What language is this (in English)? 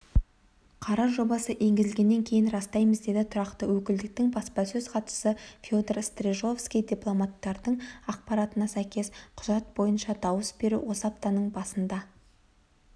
Kazakh